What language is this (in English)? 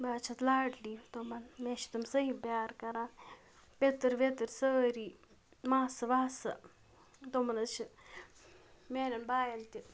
Kashmiri